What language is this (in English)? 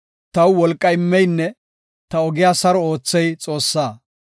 Gofa